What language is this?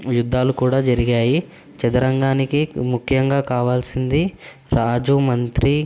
Telugu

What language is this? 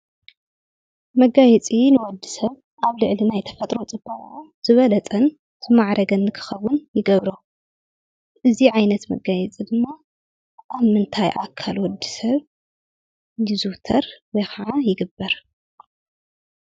Tigrinya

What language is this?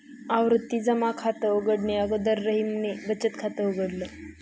Marathi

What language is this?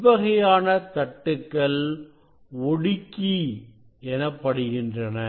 Tamil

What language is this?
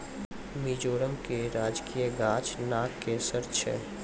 Maithili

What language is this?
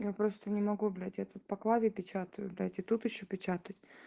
Russian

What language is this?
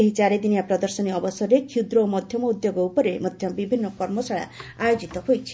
Odia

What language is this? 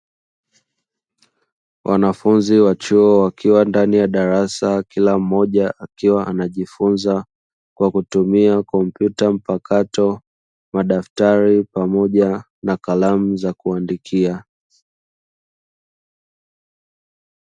Swahili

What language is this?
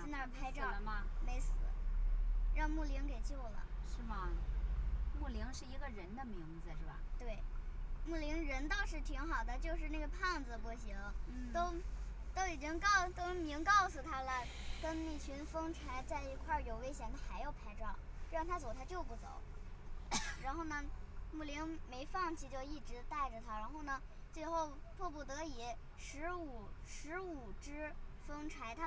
Chinese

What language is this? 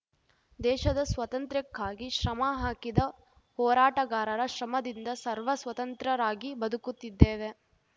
Kannada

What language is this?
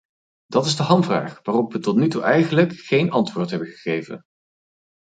Dutch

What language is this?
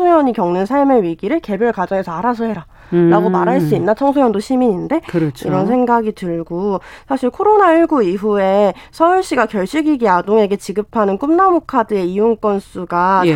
Korean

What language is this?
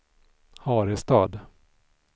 Swedish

